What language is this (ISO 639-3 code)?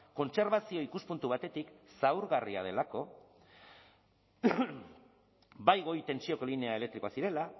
eus